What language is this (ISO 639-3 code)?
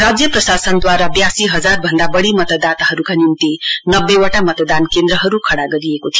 nep